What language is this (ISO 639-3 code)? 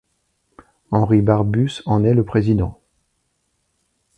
fra